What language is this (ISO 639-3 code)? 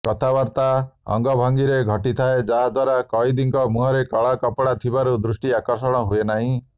ori